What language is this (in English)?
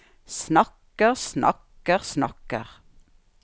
Norwegian